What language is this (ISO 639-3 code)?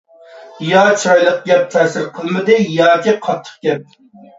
uig